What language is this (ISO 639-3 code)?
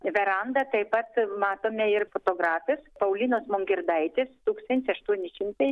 lit